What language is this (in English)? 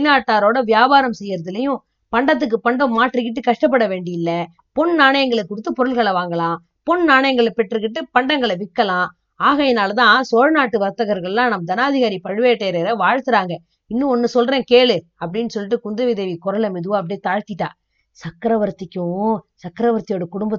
Tamil